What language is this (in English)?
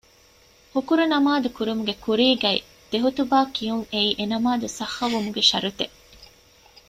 Divehi